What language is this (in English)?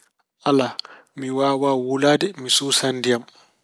Fula